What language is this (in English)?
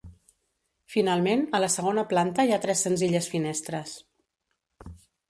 Catalan